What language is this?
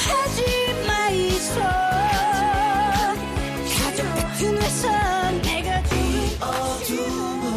Korean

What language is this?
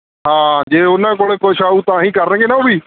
Punjabi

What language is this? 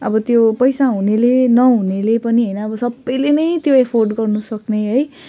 Nepali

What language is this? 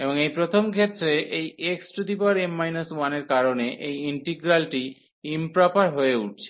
Bangla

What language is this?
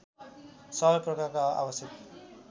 Nepali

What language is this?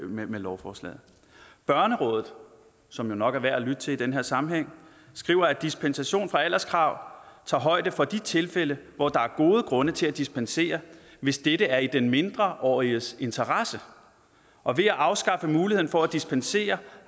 Danish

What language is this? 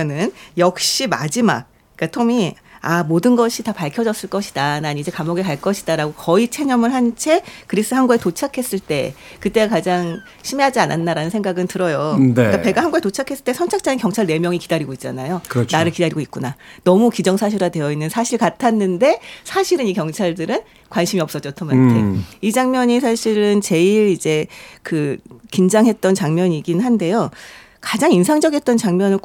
Korean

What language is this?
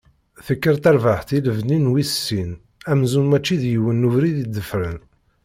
Kabyle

